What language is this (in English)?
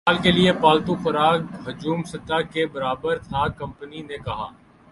Urdu